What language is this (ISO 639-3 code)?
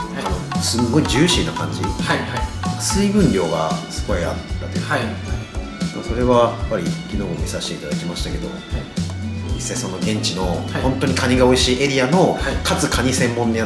jpn